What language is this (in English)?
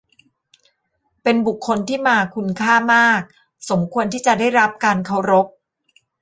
Thai